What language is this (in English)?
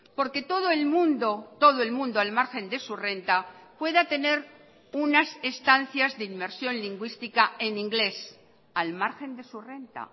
Spanish